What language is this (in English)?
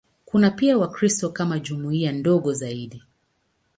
Swahili